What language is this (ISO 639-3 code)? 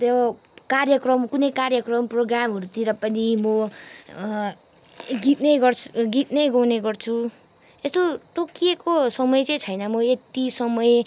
nep